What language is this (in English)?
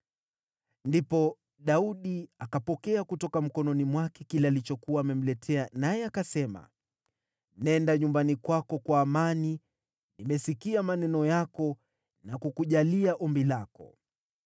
Swahili